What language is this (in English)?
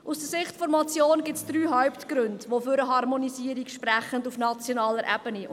Swiss German